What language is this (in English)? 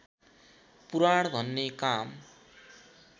Nepali